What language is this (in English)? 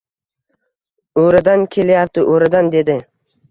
Uzbek